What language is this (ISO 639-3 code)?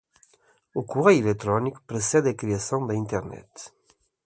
por